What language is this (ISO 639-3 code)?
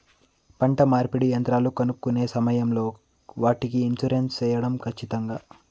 tel